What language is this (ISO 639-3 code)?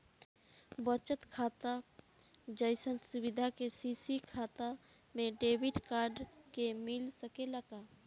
bho